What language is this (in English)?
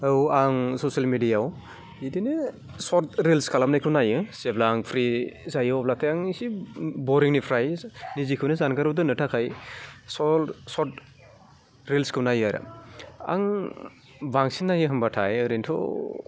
Bodo